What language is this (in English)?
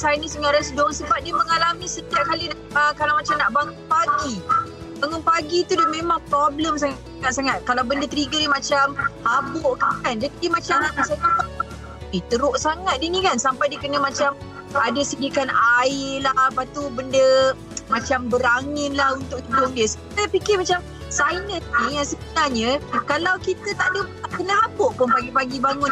Malay